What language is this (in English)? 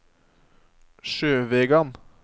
Norwegian